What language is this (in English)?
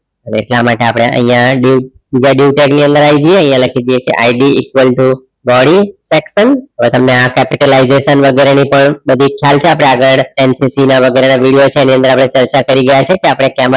Gujarati